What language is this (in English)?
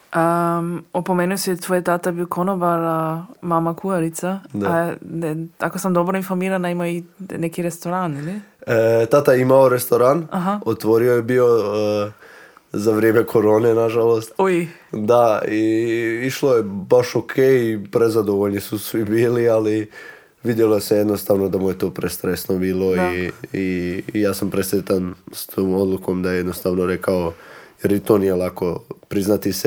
Croatian